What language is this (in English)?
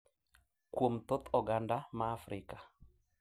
Luo (Kenya and Tanzania)